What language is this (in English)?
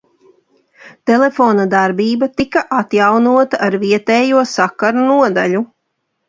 Latvian